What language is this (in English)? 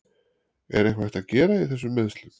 Icelandic